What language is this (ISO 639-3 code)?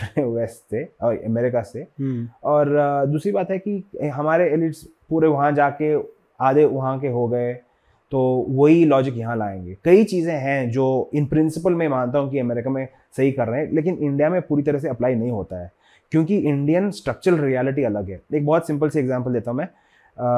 hin